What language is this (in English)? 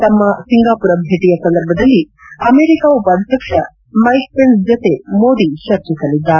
Kannada